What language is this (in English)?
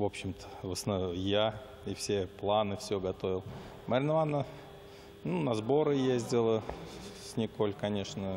Russian